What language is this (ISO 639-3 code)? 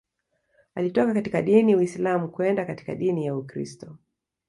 swa